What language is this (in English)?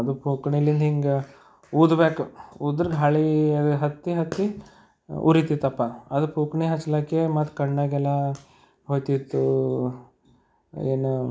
Kannada